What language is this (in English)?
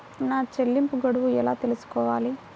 Telugu